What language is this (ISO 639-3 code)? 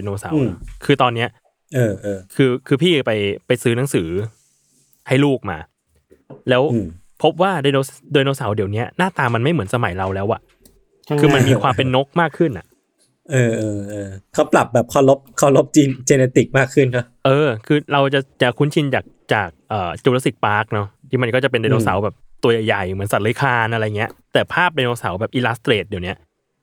tha